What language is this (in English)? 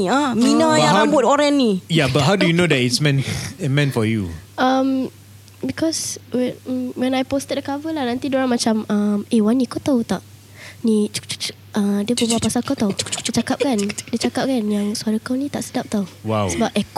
Malay